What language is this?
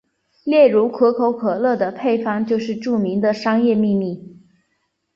Chinese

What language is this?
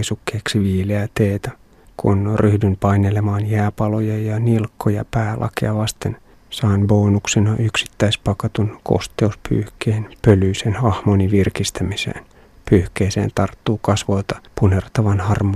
Finnish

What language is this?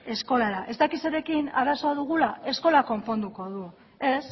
Basque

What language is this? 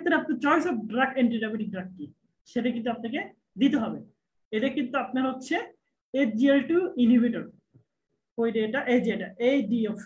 Turkish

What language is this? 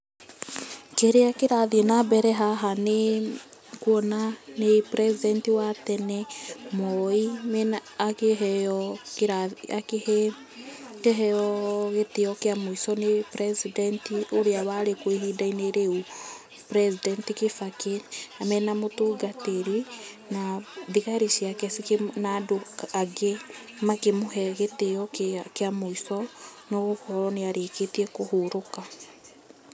Kikuyu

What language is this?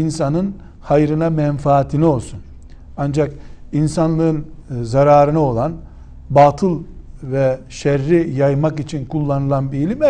Turkish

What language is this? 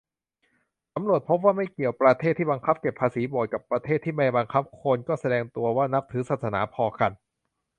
Thai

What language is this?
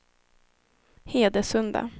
Swedish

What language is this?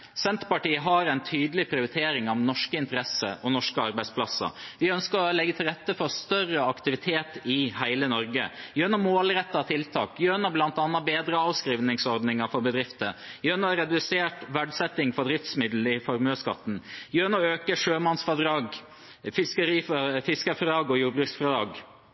Norwegian Bokmål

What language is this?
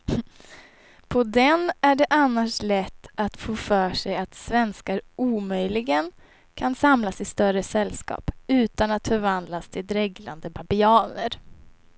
Swedish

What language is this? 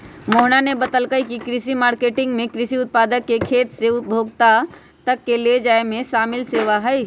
Magahi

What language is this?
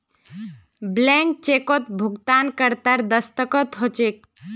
Magahi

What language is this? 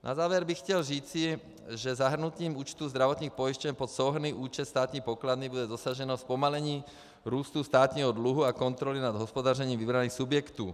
Czech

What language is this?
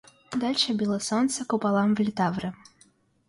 Russian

